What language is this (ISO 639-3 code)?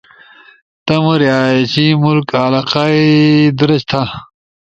ush